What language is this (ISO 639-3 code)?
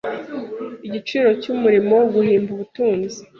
kin